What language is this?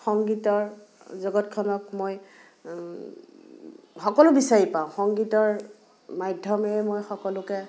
Assamese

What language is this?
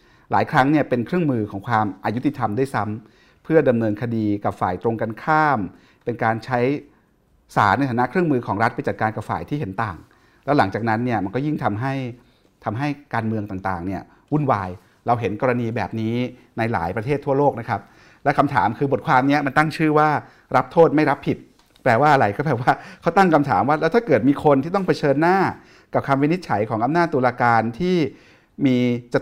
Thai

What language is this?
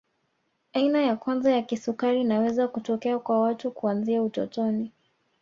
Swahili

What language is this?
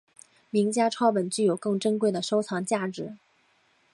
Chinese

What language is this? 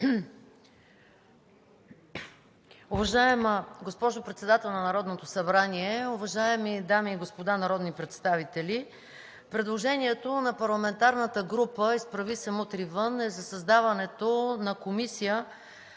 Bulgarian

